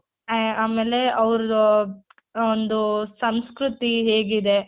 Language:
Kannada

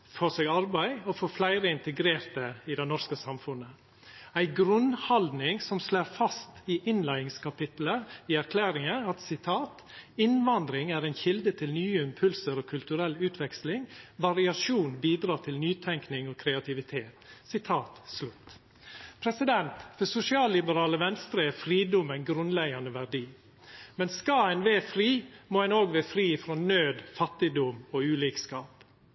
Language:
Norwegian Nynorsk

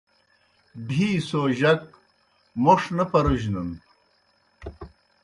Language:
Kohistani Shina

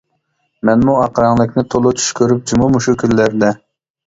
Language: Uyghur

